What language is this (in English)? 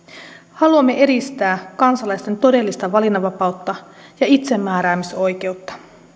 Finnish